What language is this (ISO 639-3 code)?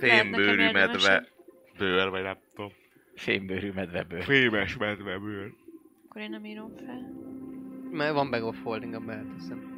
hun